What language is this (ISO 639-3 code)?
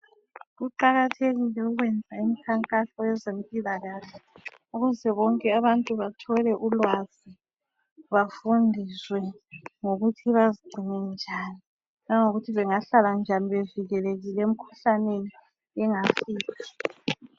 nde